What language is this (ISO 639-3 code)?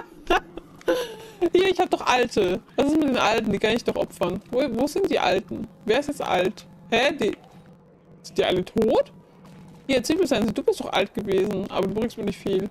deu